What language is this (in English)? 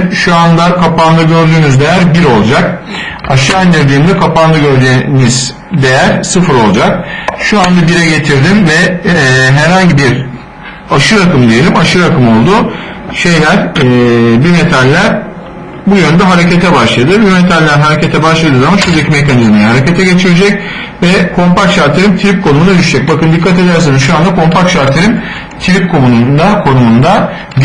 Turkish